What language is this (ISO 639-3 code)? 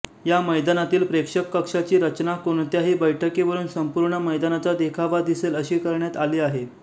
mar